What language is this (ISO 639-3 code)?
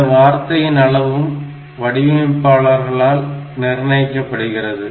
tam